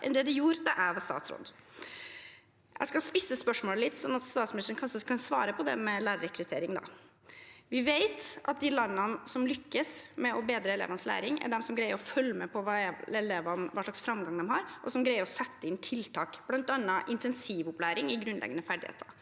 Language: Norwegian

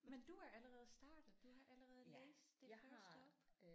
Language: Danish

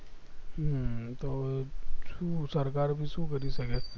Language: Gujarati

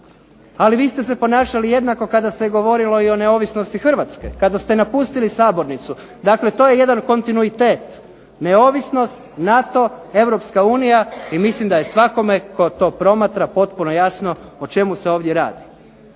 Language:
Croatian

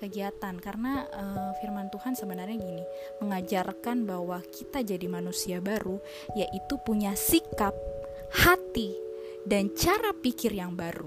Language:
Indonesian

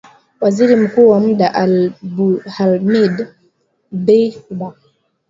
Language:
Swahili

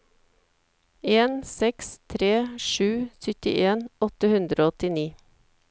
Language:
Norwegian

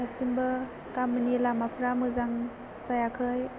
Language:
Bodo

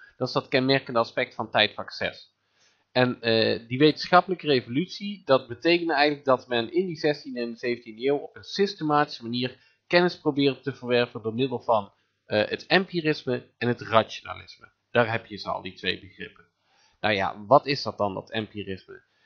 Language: Dutch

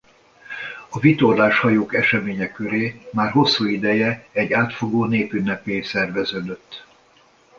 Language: Hungarian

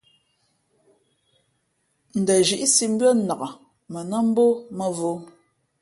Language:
Fe'fe'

